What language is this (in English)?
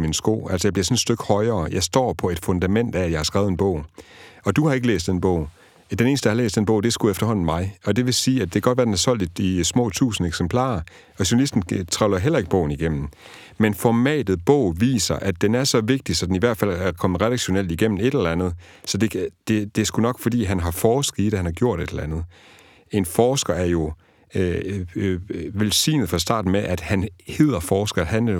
Danish